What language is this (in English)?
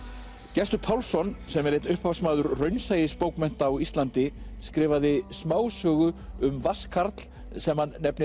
Icelandic